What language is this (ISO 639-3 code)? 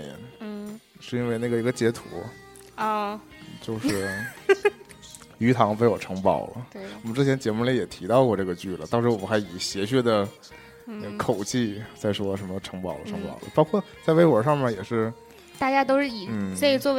zho